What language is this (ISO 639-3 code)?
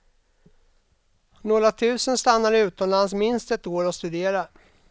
swe